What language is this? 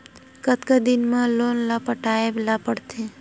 Chhattisgarhi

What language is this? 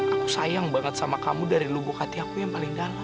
Indonesian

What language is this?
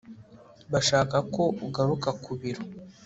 Kinyarwanda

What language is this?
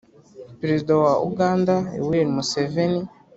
Kinyarwanda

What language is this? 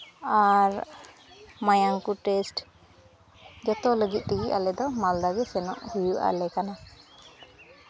Santali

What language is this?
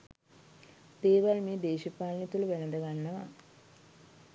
Sinhala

